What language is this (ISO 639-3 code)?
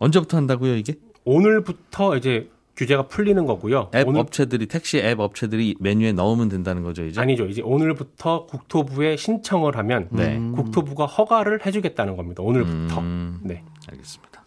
kor